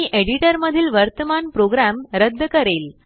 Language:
Marathi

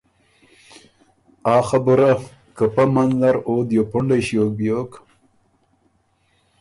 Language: Ormuri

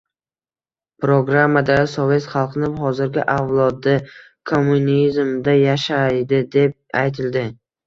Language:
Uzbek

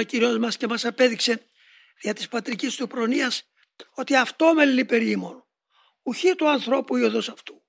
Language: Greek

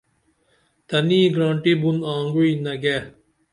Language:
Dameli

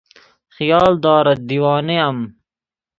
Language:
Persian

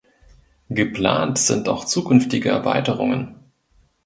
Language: German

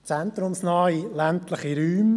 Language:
Swiss German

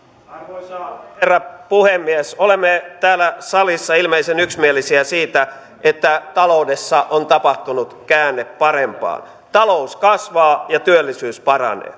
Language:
Finnish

